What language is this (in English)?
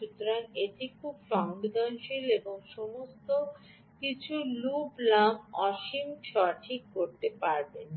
Bangla